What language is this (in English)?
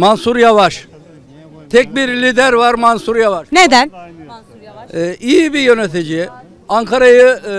Turkish